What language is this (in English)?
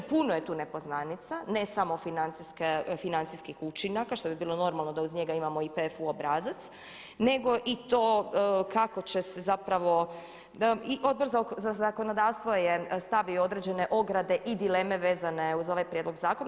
Croatian